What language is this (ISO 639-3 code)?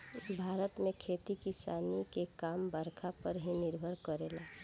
bho